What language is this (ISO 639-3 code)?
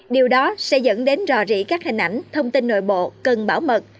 vie